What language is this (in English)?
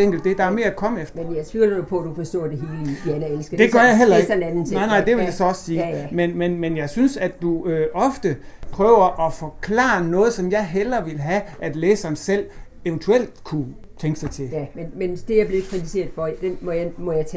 Danish